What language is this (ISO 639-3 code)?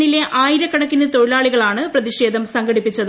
mal